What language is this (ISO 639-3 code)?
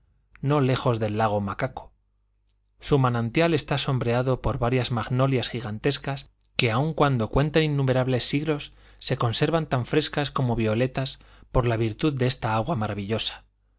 spa